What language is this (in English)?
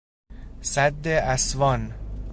Persian